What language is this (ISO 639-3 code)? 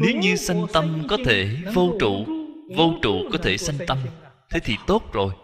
vie